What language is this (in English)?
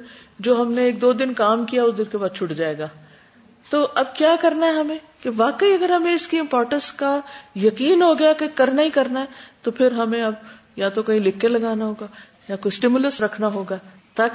Urdu